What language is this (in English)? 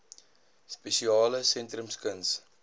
Afrikaans